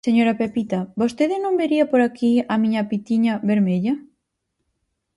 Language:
Galician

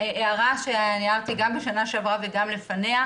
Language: Hebrew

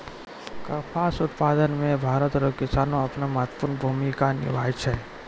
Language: Maithili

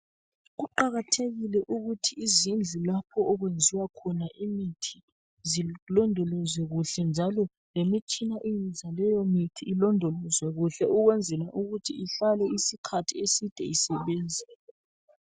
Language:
North Ndebele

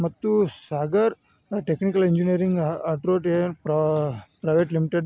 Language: Kannada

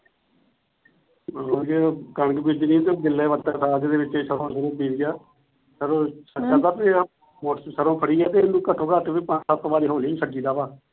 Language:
Punjabi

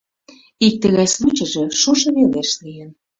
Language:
Mari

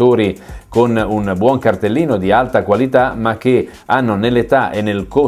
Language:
Italian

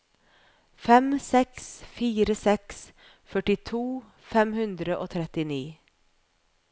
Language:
Norwegian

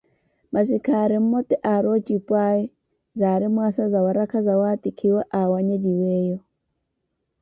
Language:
Koti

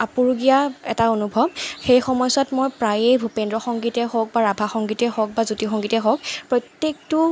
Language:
Assamese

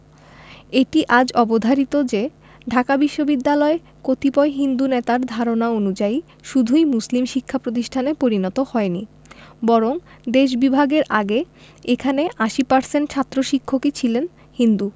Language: Bangla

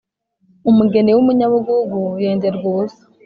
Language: Kinyarwanda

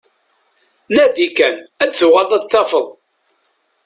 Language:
Kabyle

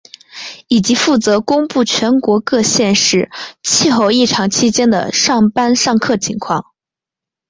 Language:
Chinese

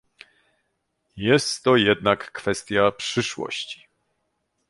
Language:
Polish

